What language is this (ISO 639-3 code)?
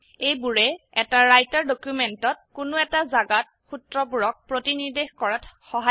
asm